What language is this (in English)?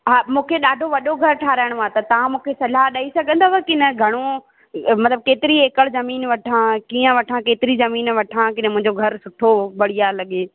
Sindhi